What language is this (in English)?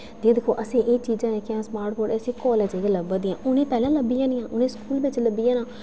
Dogri